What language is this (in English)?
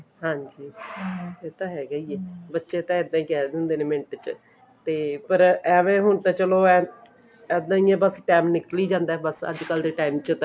Punjabi